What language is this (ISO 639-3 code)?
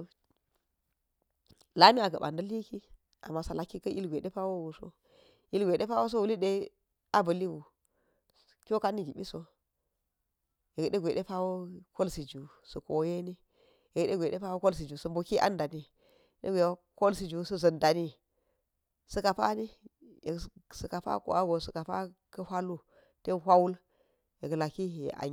gyz